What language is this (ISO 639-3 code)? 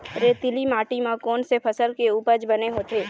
hne